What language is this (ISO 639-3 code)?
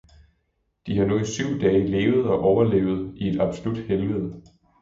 dan